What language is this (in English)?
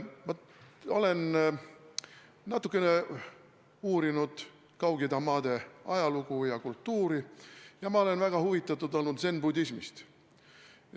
Estonian